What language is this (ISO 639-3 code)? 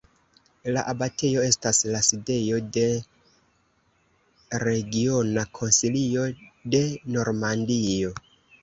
epo